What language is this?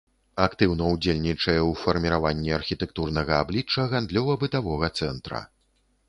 Belarusian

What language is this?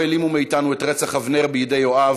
Hebrew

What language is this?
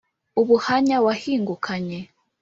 Kinyarwanda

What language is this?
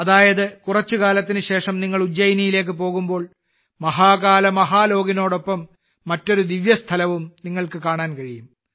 Malayalam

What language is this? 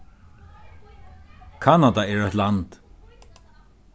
Faroese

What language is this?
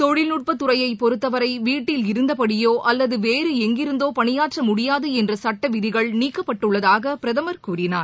Tamil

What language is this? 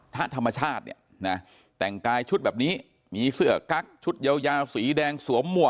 Thai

